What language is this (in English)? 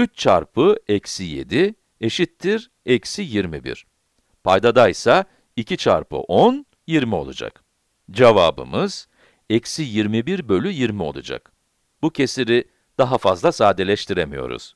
Turkish